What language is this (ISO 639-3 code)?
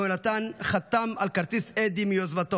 heb